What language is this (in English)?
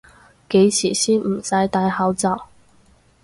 Cantonese